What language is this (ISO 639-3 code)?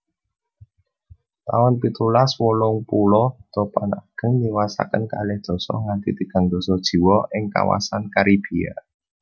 jav